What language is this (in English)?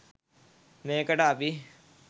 Sinhala